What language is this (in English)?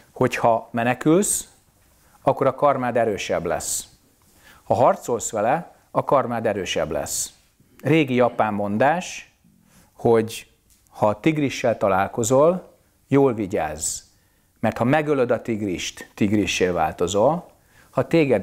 Hungarian